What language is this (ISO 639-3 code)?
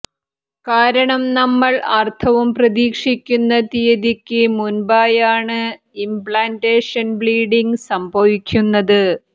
mal